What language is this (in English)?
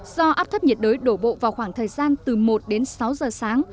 Vietnamese